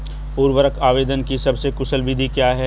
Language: Hindi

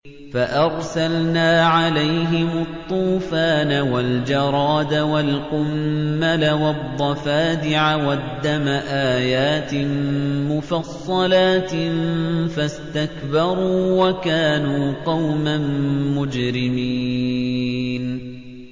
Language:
Arabic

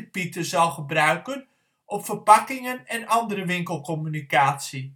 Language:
Dutch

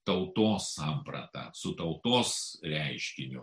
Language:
Lithuanian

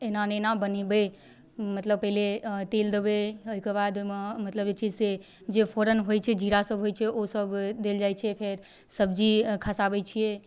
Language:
Maithili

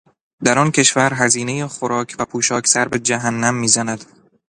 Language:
Persian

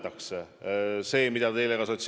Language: Estonian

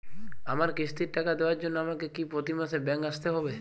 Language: Bangla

